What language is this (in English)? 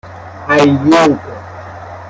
Persian